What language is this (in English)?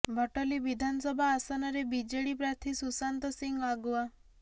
Odia